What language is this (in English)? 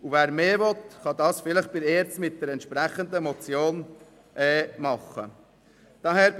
Swiss German